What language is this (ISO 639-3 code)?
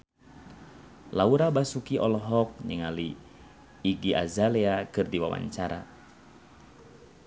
sun